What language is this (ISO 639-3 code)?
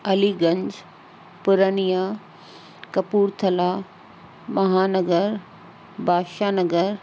snd